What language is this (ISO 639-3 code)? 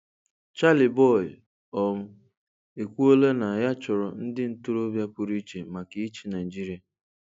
ibo